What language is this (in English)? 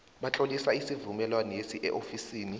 South Ndebele